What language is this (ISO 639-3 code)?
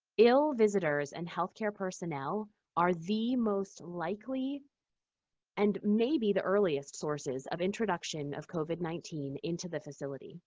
eng